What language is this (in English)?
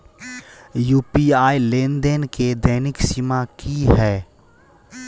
Maithili